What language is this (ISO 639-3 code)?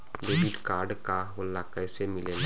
bho